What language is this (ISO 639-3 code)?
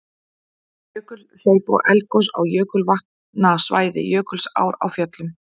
isl